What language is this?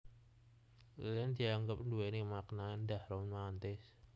Javanese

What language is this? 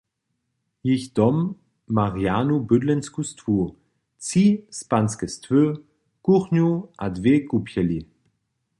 Upper Sorbian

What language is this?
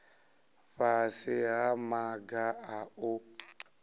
Venda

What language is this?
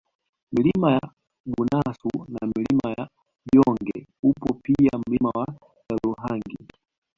Swahili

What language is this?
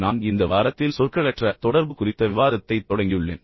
Tamil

